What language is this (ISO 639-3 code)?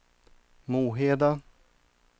swe